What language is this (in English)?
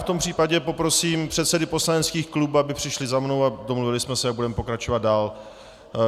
Czech